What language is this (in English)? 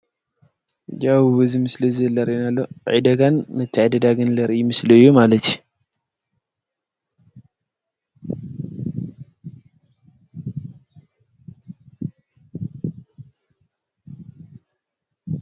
Tigrinya